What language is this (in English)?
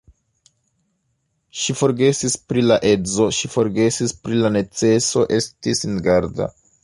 Esperanto